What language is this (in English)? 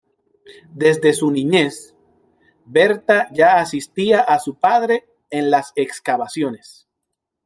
Spanish